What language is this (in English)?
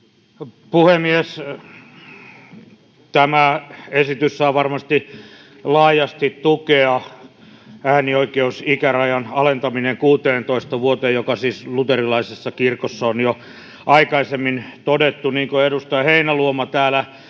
Finnish